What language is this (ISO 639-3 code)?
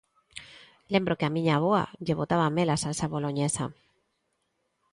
glg